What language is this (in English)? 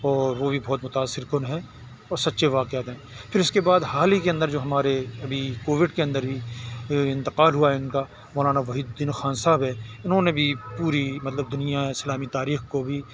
Urdu